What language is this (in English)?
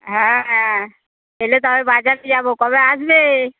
Bangla